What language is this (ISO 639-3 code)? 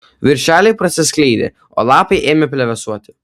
lit